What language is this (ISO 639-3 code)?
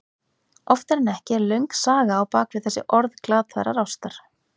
isl